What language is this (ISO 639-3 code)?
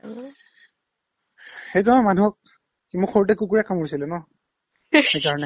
asm